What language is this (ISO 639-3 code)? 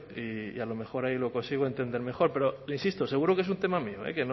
spa